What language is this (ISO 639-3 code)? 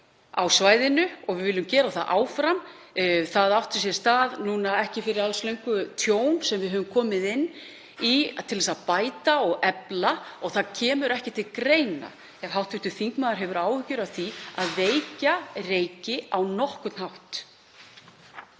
isl